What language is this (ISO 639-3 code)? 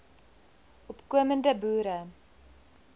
afr